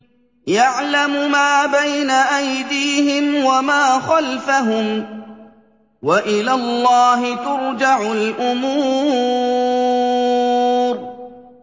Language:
Arabic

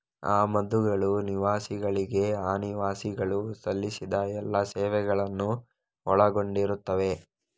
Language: Kannada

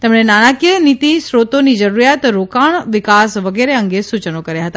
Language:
Gujarati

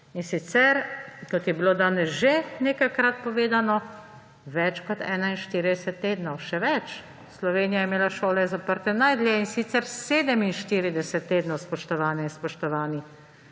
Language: Slovenian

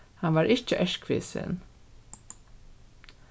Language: Faroese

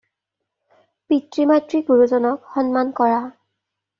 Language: Assamese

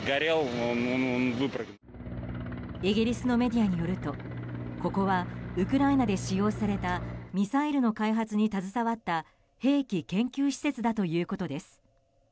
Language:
Japanese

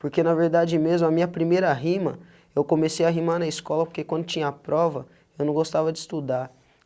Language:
Portuguese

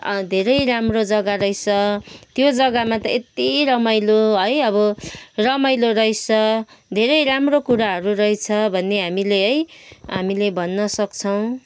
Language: Nepali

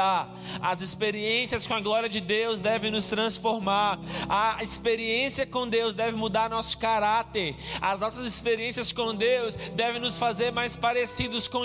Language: Portuguese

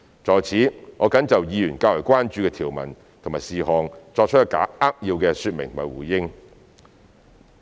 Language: Cantonese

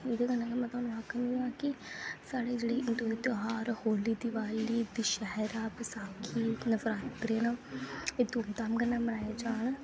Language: Dogri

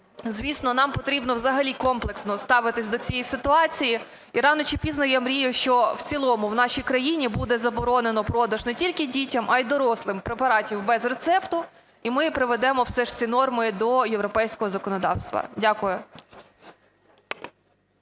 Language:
Ukrainian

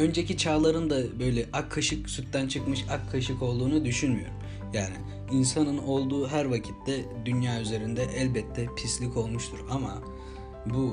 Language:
Turkish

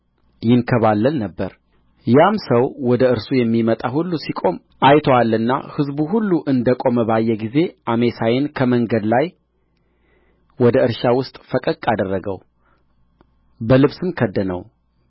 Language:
Amharic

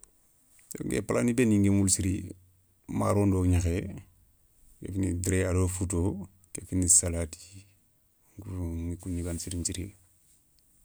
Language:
Soninke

